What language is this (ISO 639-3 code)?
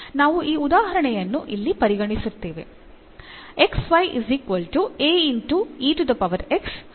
kan